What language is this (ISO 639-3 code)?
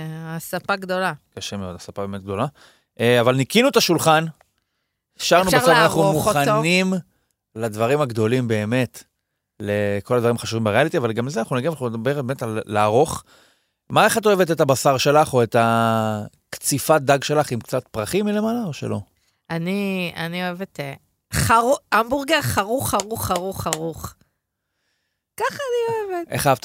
heb